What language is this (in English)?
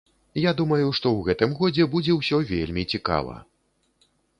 Belarusian